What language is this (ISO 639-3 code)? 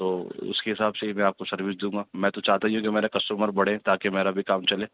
urd